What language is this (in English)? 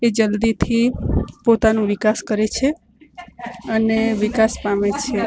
Gujarati